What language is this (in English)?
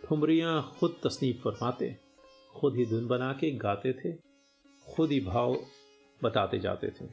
Hindi